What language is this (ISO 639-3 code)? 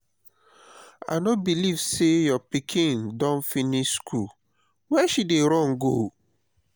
pcm